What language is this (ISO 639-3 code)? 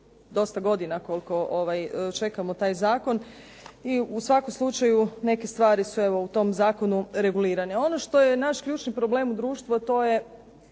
hrv